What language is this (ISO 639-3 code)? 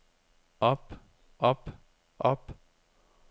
dan